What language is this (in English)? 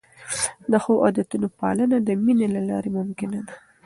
Pashto